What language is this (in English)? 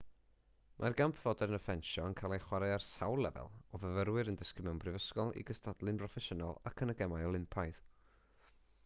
Welsh